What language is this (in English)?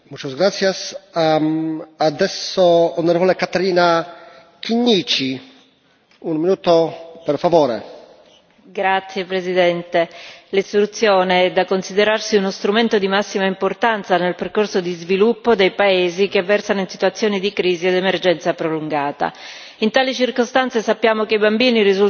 Italian